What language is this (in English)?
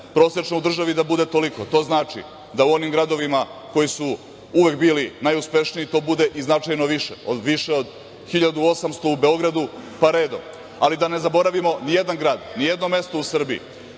Serbian